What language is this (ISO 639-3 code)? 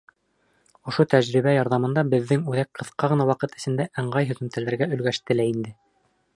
bak